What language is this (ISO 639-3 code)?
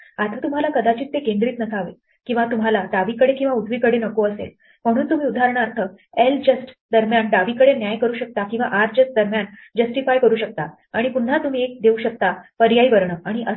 mar